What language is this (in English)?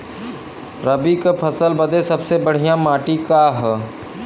Bhojpuri